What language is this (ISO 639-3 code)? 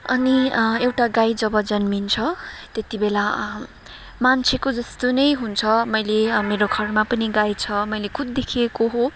nep